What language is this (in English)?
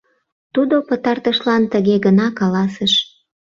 Mari